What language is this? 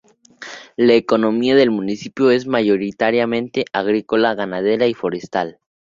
Spanish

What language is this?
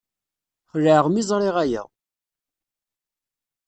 Kabyle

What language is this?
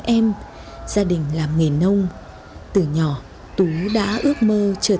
Vietnamese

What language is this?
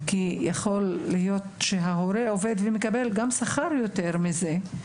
Hebrew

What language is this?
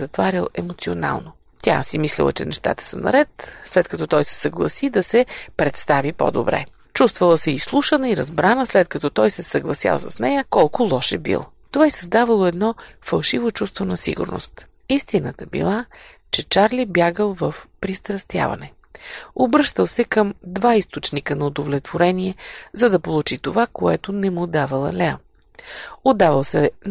Bulgarian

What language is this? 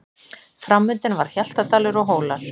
Icelandic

